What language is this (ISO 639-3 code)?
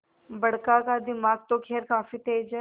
hin